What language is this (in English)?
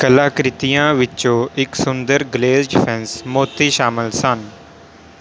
Punjabi